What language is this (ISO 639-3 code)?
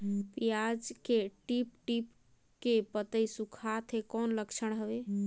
hne